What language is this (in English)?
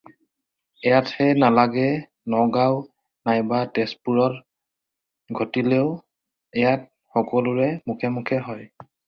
Assamese